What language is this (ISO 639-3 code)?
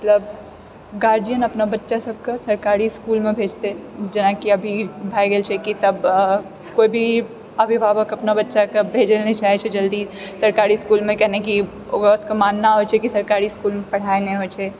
mai